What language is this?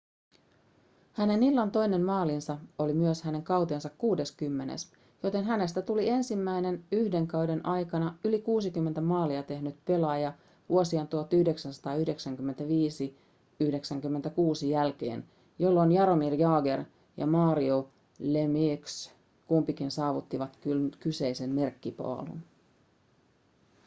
Finnish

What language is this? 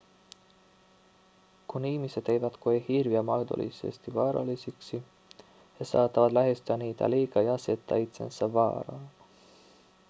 Finnish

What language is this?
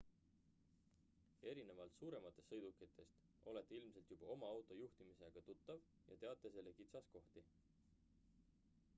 Estonian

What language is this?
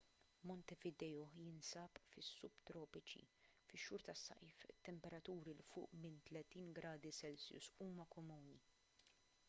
Maltese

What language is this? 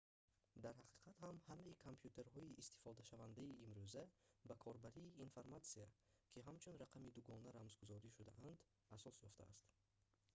Tajik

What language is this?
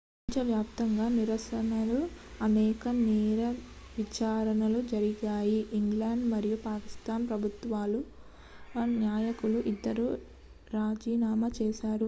Telugu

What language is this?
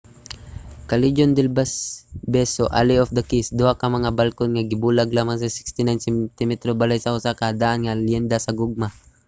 Cebuano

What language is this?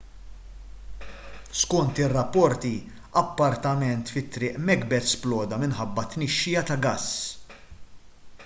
Maltese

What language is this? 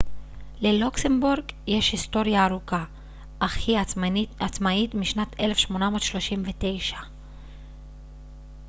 Hebrew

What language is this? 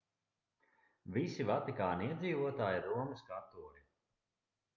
Latvian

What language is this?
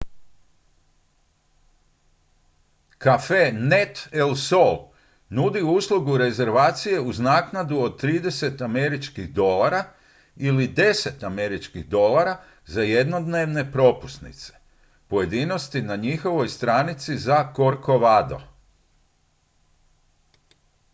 Croatian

